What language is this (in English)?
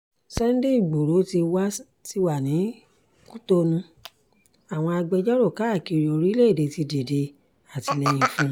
Yoruba